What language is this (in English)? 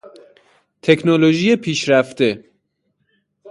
Persian